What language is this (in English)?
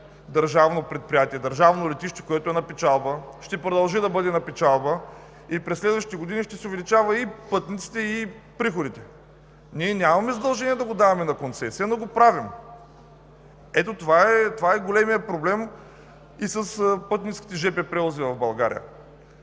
Bulgarian